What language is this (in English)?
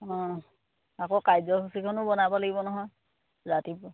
Assamese